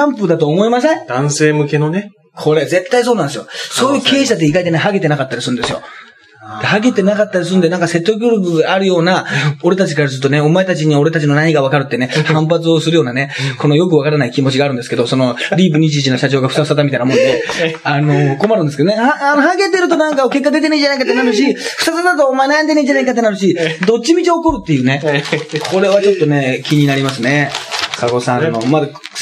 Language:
Japanese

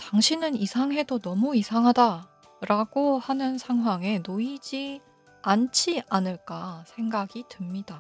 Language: Korean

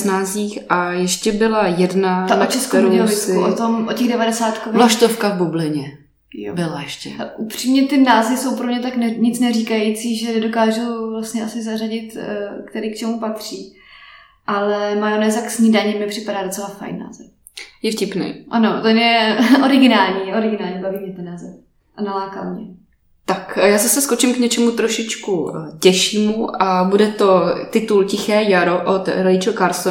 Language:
Czech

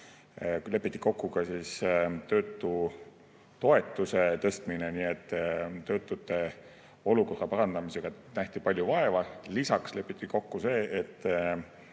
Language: Estonian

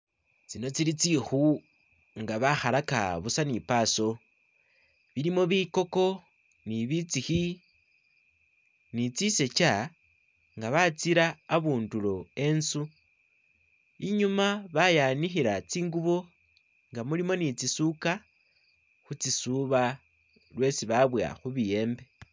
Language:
Masaaba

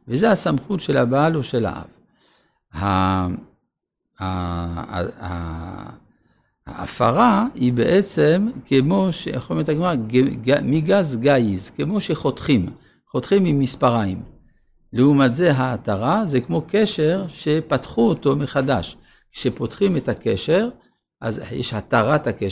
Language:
Hebrew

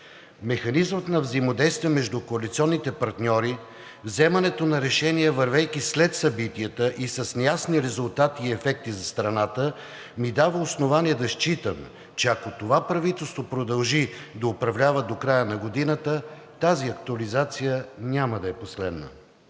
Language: Bulgarian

